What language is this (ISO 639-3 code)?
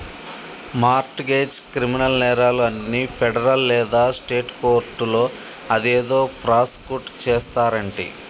tel